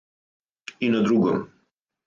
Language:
Serbian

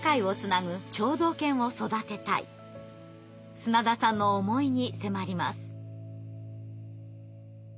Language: Japanese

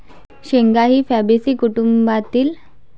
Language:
Marathi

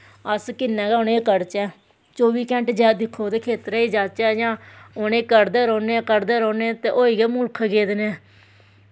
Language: Dogri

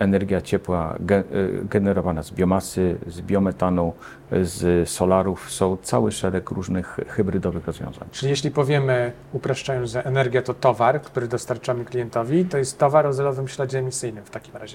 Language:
Polish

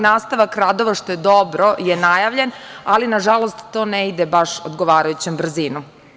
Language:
Serbian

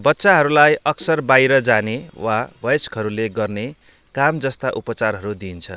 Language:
Nepali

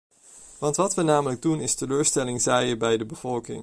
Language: Dutch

